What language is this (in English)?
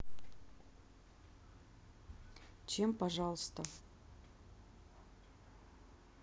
Russian